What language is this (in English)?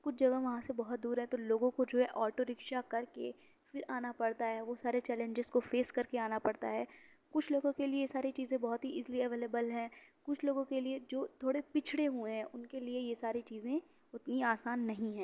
Urdu